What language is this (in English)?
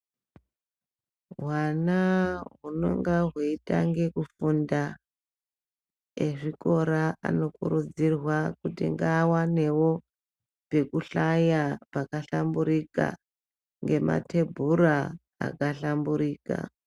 Ndau